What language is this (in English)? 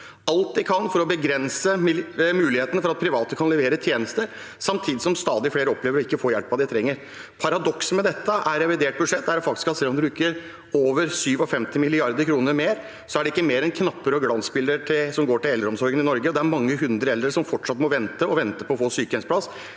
Norwegian